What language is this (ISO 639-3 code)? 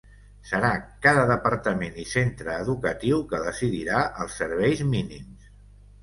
cat